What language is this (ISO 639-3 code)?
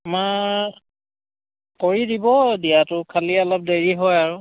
asm